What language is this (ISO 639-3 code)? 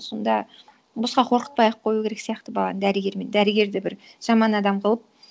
kaz